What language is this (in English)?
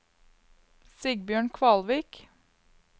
Norwegian